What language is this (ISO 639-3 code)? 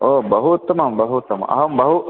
san